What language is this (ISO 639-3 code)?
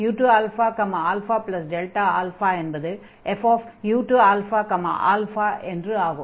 tam